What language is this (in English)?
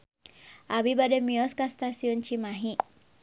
Sundanese